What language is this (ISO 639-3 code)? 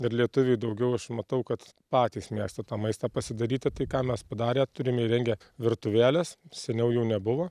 lit